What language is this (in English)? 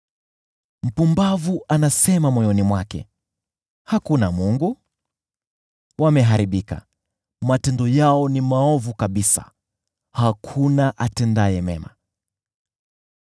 Swahili